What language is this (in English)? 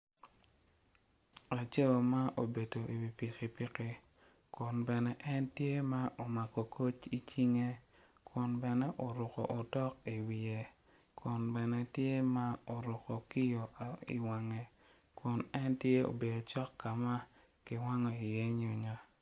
Acoli